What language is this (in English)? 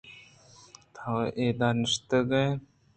Eastern Balochi